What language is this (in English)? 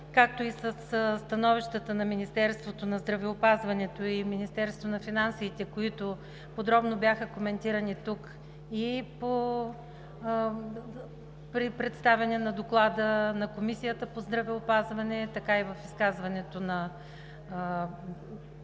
Bulgarian